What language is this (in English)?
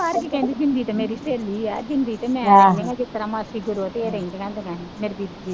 Punjabi